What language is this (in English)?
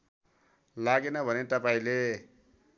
Nepali